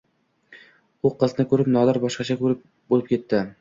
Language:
Uzbek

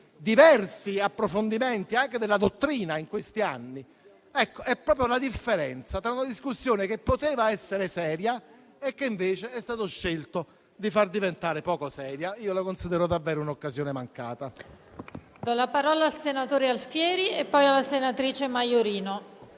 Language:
Italian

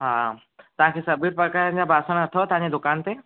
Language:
Sindhi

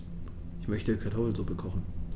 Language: German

